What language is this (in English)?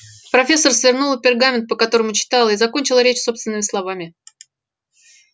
Russian